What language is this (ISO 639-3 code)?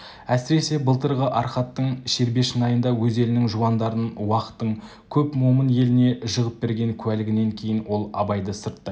kaz